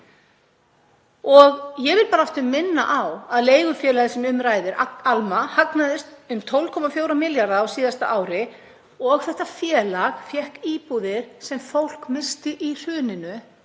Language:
Icelandic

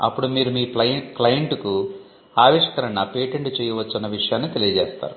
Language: Telugu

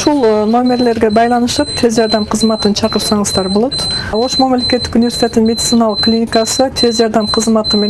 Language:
Turkish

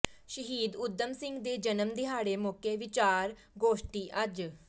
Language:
Punjabi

